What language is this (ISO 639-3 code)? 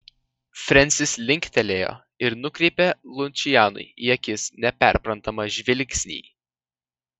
lit